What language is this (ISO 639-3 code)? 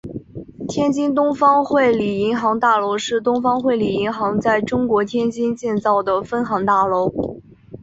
zho